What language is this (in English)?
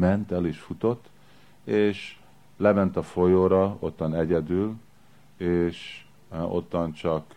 Hungarian